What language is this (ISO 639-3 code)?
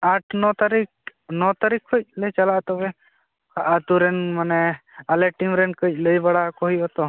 sat